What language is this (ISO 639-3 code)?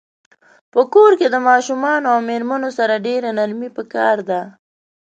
pus